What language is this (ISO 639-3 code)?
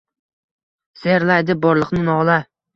uzb